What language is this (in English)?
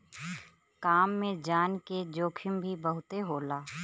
Bhojpuri